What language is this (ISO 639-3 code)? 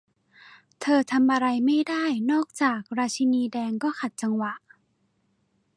tha